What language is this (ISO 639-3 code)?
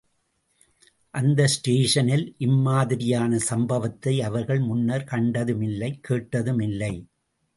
tam